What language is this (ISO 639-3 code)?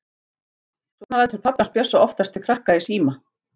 isl